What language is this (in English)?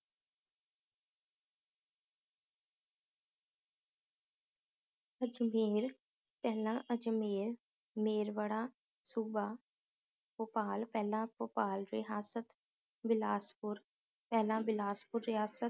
Punjabi